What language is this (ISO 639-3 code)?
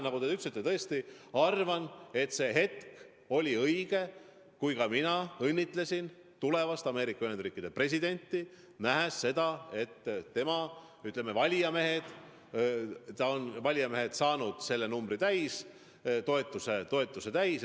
est